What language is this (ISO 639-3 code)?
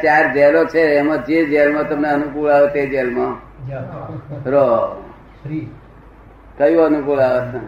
guj